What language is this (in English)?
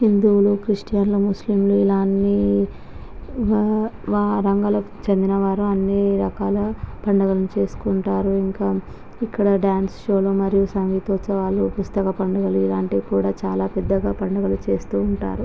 Telugu